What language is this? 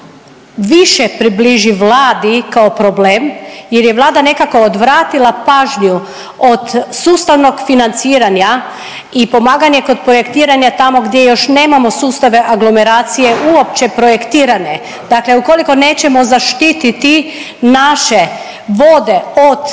Croatian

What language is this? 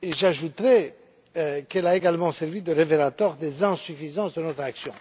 French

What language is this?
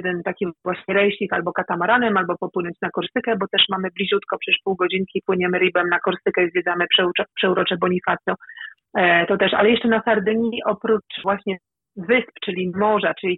Polish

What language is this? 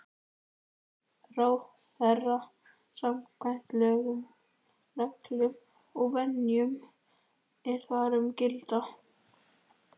Icelandic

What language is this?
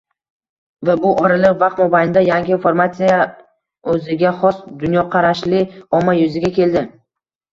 Uzbek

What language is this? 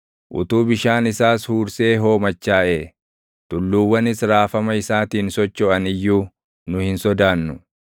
Oromo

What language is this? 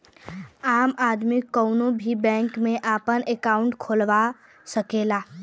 Bhojpuri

